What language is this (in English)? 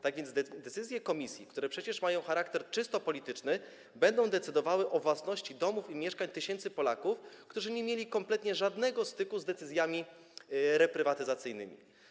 Polish